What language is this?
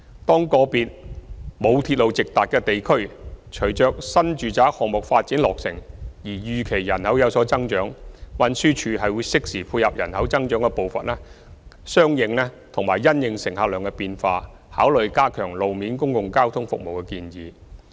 Cantonese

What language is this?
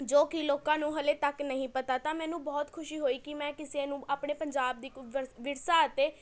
Punjabi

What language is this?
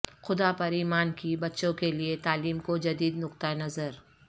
Urdu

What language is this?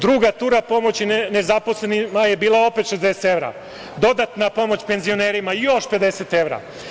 Serbian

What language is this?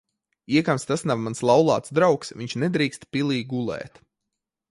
Latvian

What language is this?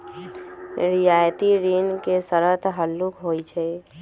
Magahi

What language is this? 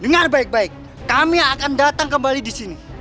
Indonesian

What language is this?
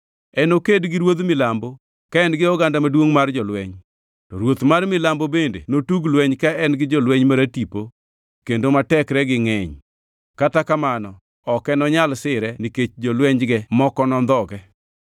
Luo (Kenya and Tanzania)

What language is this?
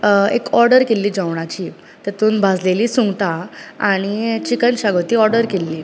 Konkani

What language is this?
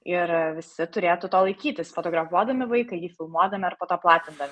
Lithuanian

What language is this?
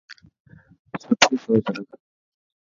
Dhatki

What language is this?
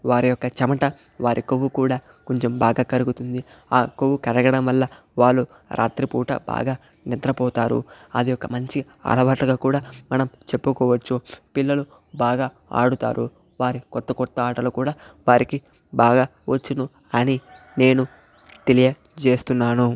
Telugu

